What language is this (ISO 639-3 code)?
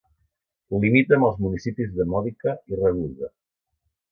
cat